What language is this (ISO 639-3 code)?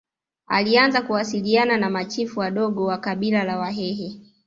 swa